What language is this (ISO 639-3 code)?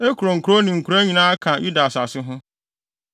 aka